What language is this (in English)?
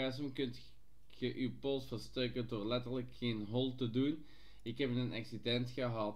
Dutch